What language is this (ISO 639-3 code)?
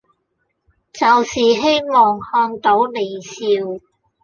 yue